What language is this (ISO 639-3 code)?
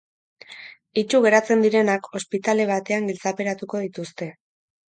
eus